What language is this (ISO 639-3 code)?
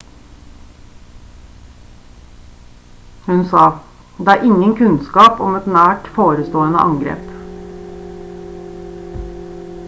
nob